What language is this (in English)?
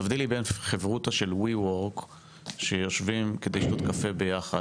Hebrew